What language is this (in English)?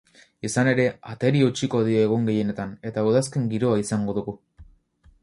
Basque